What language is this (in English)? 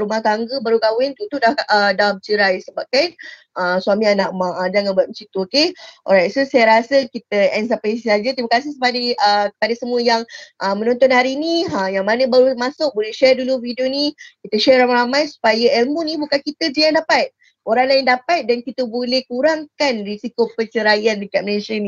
Malay